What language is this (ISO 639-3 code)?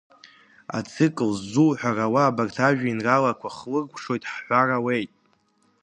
abk